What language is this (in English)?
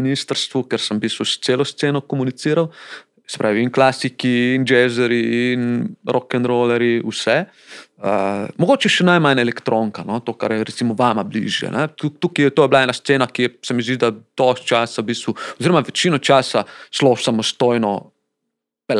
Slovak